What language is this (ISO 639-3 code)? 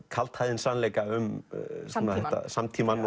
isl